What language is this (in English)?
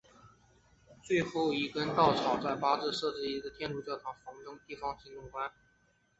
Chinese